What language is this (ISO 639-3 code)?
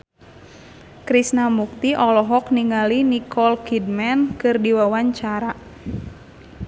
sun